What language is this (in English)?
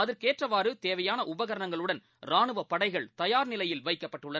Tamil